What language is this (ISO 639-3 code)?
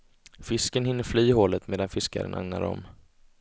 swe